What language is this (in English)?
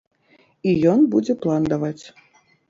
Belarusian